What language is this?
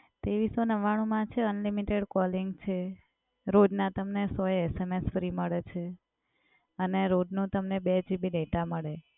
Gujarati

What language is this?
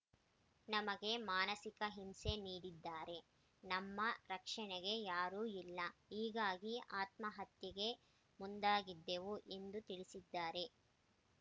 Kannada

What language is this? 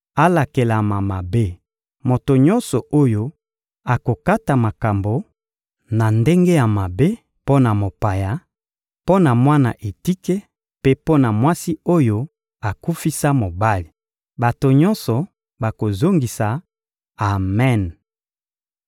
Lingala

